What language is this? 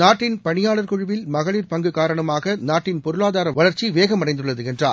Tamil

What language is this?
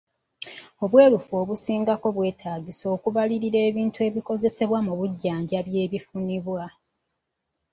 Ganda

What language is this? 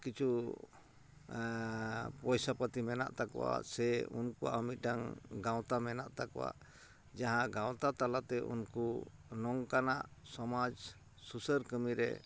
Santali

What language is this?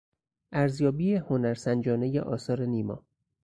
Persian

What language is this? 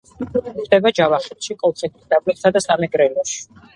Georgian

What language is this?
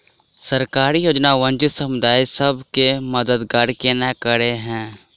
Maithili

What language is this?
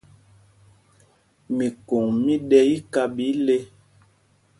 Mpumpong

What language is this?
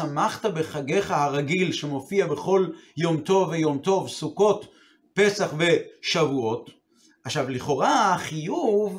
Hebrew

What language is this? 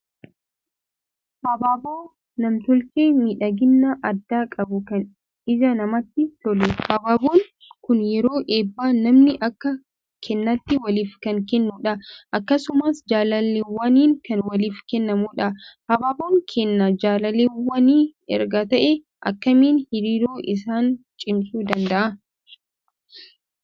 Oromo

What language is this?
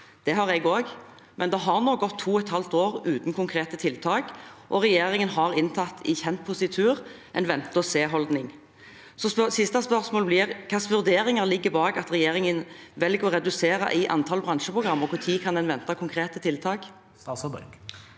Norwegian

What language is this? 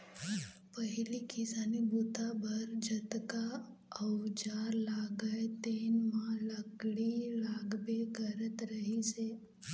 Chhattisgarhi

